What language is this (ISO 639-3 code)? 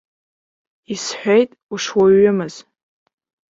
abk